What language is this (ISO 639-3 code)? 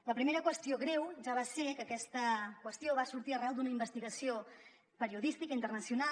cat